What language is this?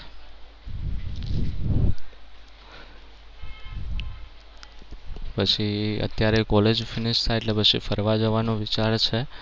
Gujarati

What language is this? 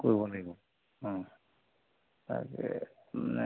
Assamese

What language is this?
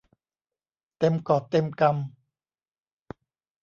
Thai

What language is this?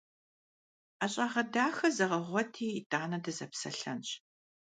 Kabardian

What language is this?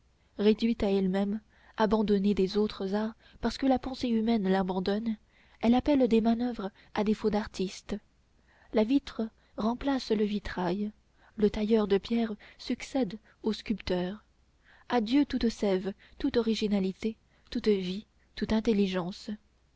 French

